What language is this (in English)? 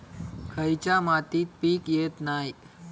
Marathi